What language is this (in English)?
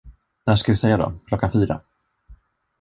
Swedish